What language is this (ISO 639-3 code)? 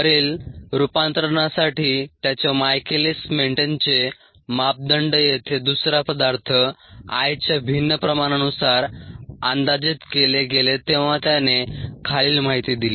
mar